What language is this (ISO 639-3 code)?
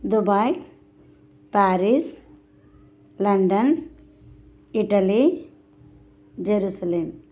tel